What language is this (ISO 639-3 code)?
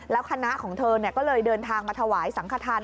tha